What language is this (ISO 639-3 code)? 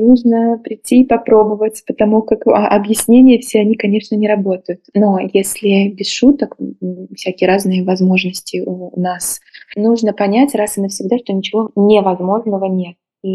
rus